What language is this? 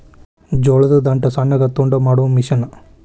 Kannada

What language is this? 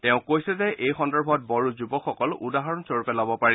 Assamese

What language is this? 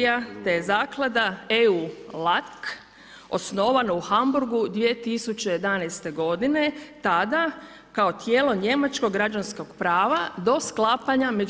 Croatian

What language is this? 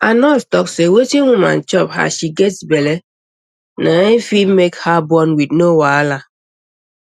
Nigerian Pidgin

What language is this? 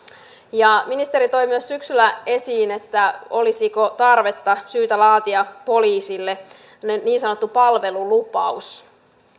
Finnish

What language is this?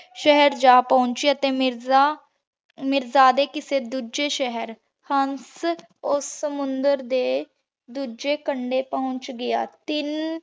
Punjabi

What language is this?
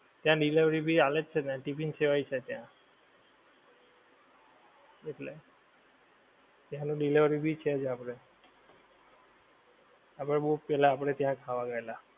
Gujarati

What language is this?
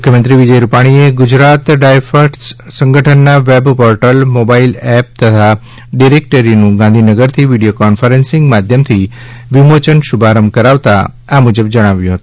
Gujarati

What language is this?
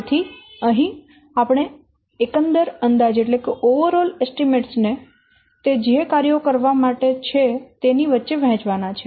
Gujarati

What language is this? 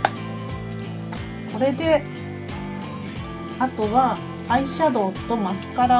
Japanese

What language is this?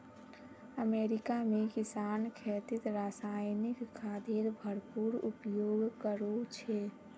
Magahi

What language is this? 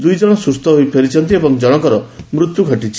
Odia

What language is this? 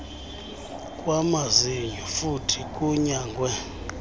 Xhosa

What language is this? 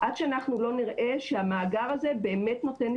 Hebrew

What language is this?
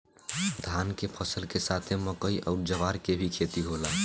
Bhojpuri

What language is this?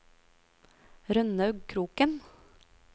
Norwegian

